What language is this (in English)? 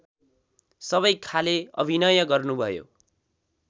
Nepali